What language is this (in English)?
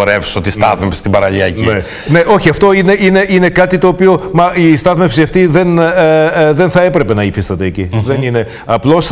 Greek